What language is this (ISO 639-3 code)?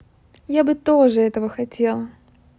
rus